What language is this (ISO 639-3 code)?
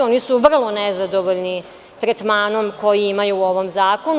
srp